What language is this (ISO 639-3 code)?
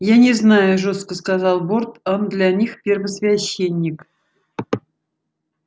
rus